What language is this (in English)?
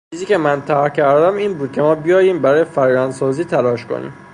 Persian